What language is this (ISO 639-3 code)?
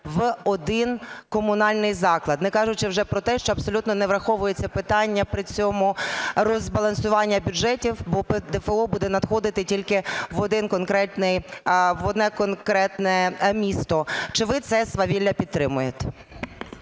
ukr